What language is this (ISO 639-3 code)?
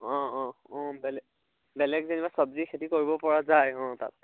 asm